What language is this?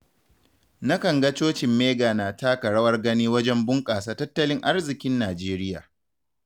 Hausa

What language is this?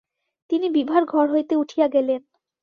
Bangla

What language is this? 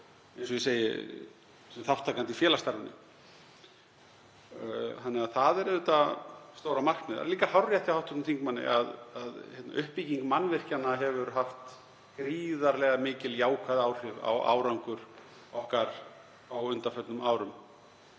Icelandic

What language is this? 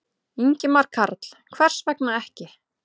Icelandic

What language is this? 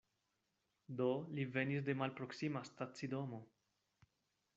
Esperanto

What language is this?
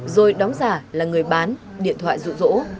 Vietnamese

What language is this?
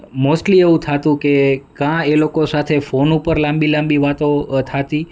Gujarati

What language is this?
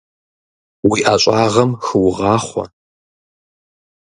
Kabardian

